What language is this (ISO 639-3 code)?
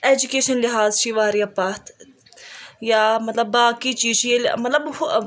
kas